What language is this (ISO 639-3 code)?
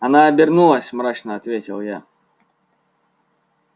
rus